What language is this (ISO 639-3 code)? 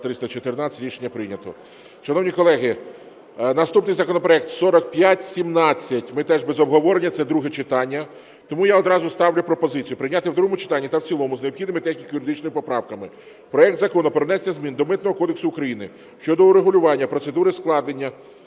ukr